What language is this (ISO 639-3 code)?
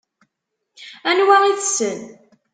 kab